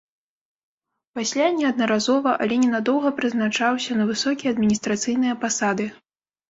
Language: Belarusian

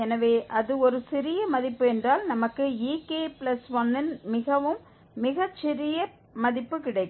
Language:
Tamil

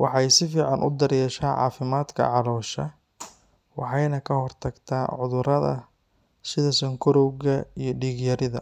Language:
Somali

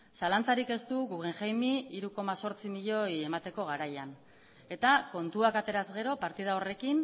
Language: Basque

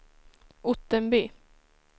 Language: Swedish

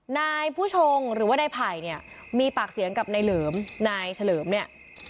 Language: Thai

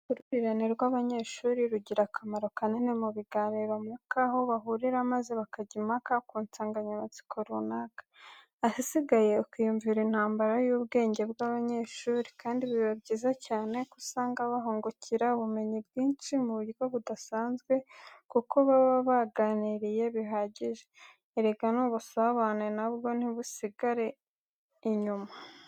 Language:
Kinyarwanda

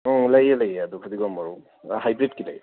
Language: Manipuri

